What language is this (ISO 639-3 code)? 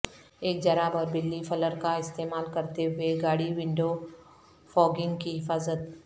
urd